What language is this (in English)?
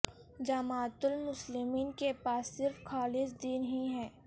Urdu